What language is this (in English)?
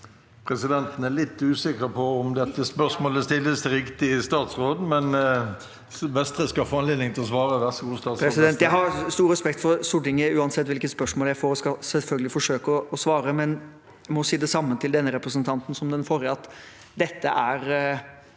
Norwegian